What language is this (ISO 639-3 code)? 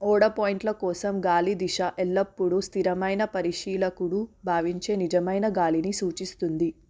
tel